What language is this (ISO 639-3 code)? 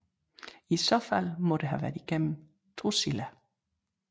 dan